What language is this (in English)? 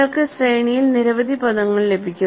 Malayalam